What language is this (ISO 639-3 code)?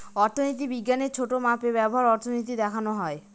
ben